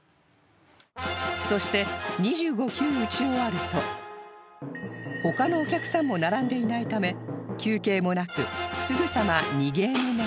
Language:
Japanese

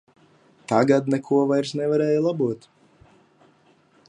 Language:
Latvian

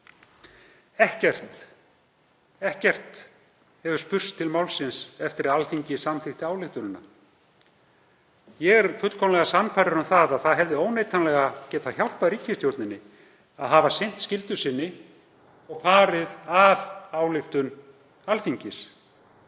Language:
Icelandic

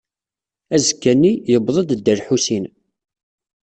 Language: Kabyle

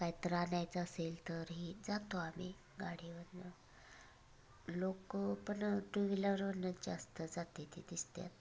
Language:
Marathi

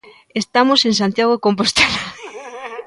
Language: Galician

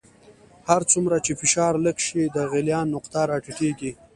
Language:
Pashto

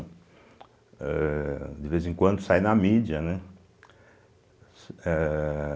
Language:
Portuguese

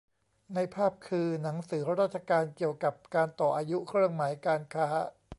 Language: Thai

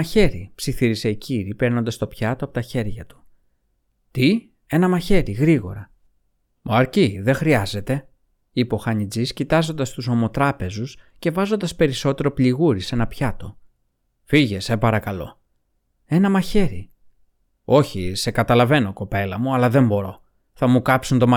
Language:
Greek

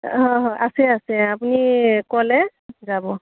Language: Assamese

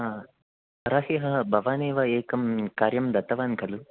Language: Sanskrit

